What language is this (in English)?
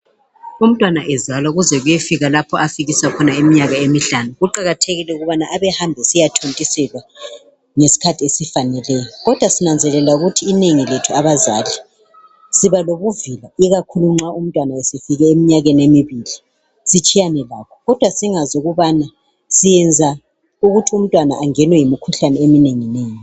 North Ndebele